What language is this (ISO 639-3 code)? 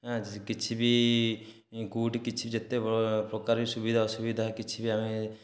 ori